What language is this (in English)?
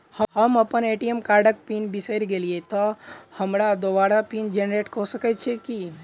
Maithili